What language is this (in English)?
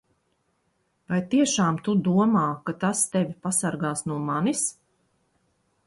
Latvian